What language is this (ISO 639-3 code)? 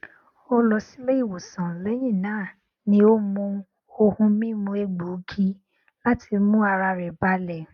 yor